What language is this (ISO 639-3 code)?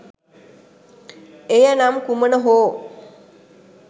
sin